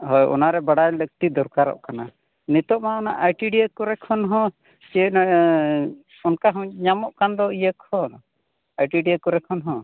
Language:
Santali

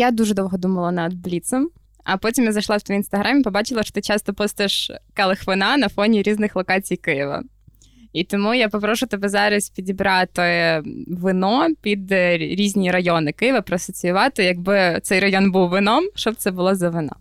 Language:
Ukrainian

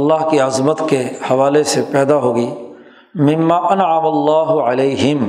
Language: Urdu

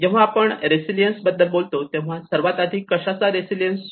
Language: Marathi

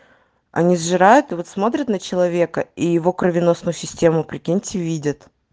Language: Russian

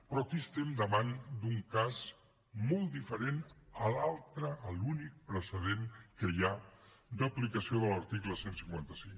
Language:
Catalan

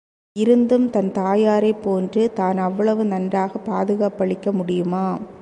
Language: Tamil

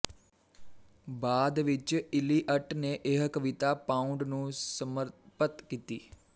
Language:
Punjabi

